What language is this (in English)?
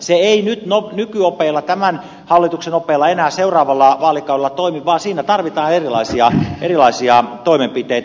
Finnish